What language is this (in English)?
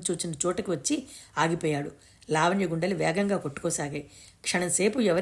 Telugu